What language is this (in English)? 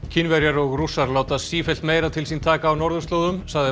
Icelandic